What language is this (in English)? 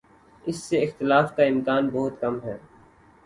Urdu